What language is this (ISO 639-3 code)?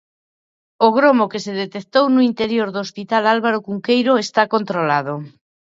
glg